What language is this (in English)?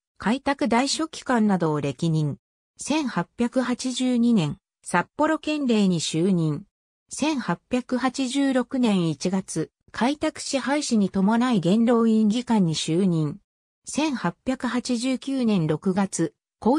Japanese